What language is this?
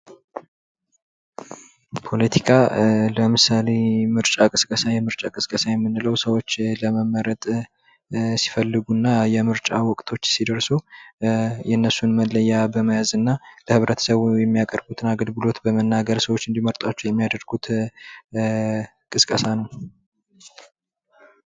Amharic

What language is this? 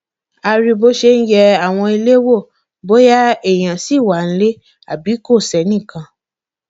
Yoruba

